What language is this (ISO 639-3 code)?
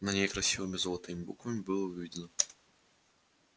rus